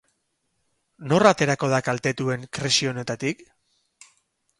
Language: Basque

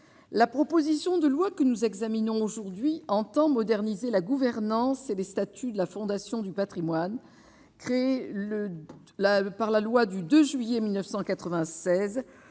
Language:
French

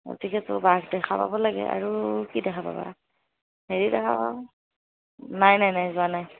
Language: Assamese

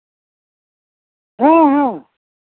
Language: Santali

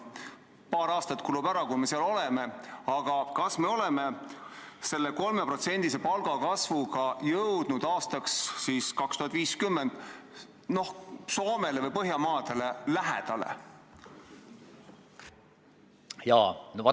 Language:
Estonian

